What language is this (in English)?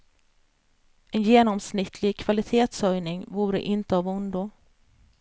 Swedish